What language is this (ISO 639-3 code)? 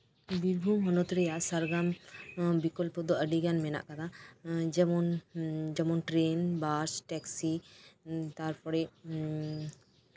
sat